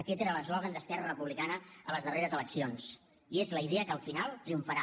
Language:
Catalan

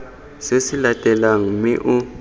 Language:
Tswana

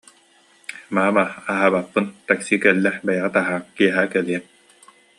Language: Yakut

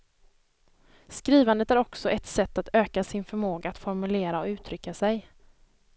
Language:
Swedish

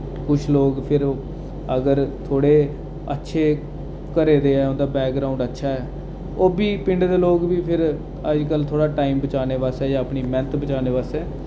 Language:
Dogri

